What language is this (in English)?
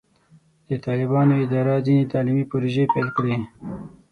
Pashto